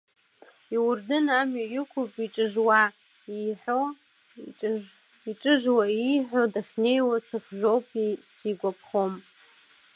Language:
Abkhazian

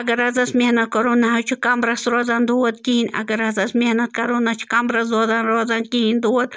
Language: Kashmiri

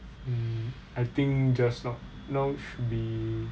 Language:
English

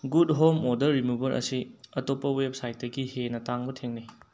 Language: Manipuri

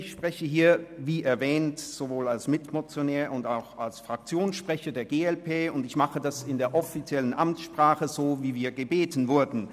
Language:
Swiss German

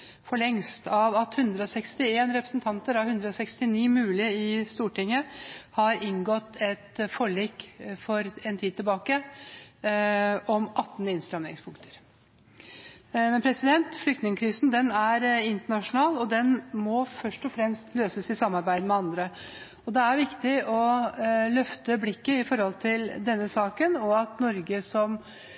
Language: Norwegian Bokmål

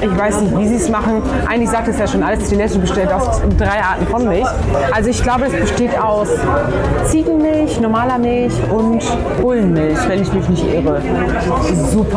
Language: German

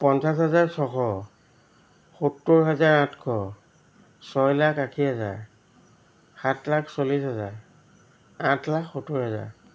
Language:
Assamese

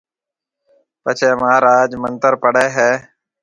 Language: Marwari (Pakistan)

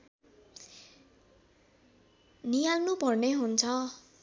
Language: Nepali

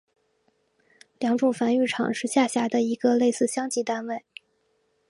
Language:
Chinese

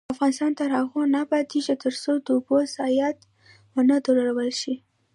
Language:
Pashto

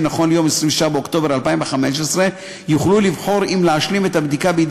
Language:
Hebrew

